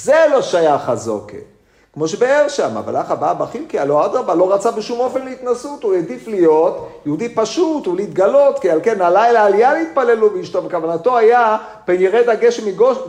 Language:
Hebrew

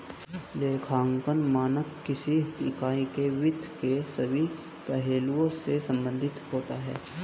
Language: Hindi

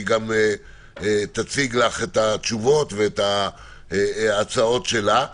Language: Hebrew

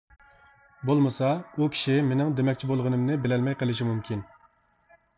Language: Uyghur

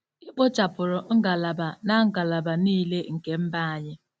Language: Igbo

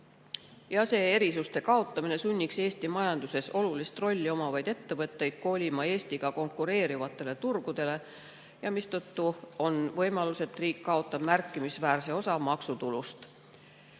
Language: Estonian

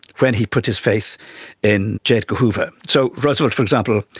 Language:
English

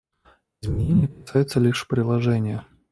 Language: Russian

